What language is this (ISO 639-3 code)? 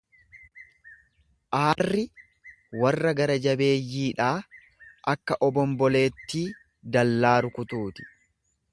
orm